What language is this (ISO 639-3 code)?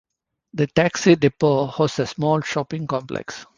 eng